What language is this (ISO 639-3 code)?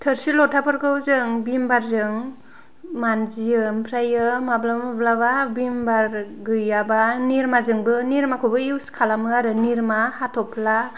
brx